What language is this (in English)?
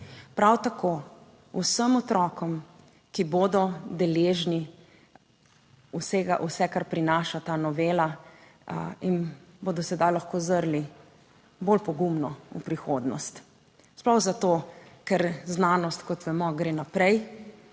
Slovenian